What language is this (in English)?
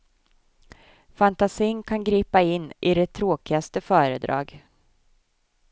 Swedish